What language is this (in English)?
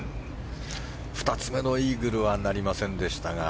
Japanese